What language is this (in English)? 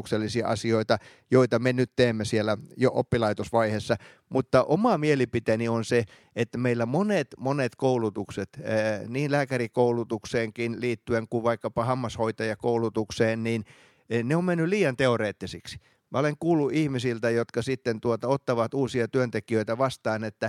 Finnish